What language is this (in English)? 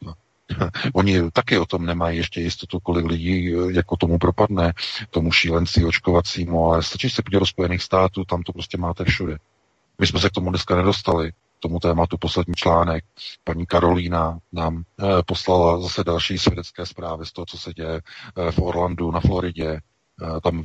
Czech